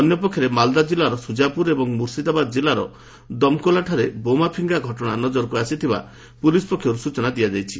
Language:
Odia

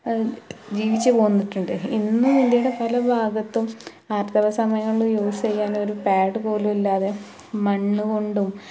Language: Malayalam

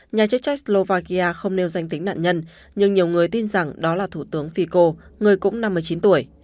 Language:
Vietnamese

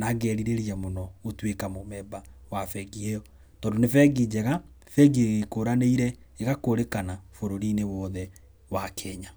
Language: Kikuyu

